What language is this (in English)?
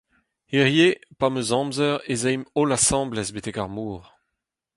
Breton